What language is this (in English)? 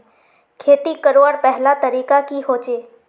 Magahi